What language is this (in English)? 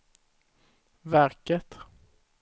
Swedish